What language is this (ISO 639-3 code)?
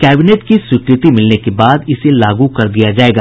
hin